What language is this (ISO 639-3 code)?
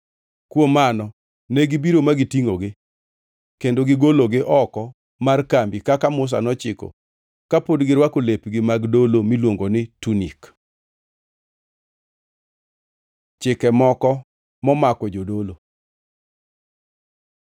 luo